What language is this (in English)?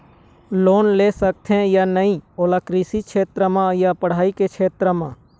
Chhattisgarhi